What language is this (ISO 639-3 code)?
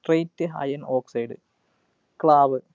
mal